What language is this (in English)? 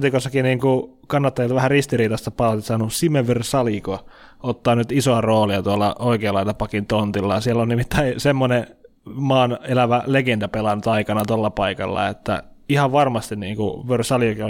Finnish